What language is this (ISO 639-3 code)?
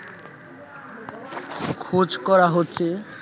ben